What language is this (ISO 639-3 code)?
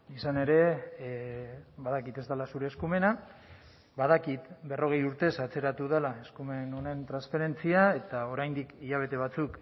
eus